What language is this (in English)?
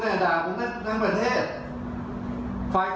Thai